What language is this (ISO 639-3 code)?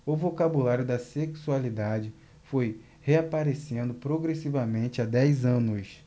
por